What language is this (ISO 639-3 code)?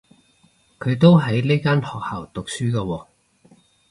yue